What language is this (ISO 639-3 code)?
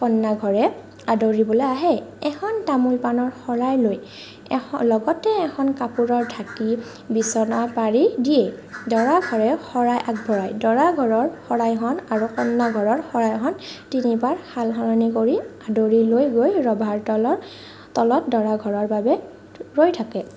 asm